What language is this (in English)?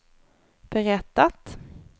Swedish